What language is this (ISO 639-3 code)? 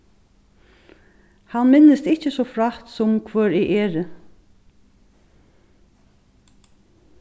fao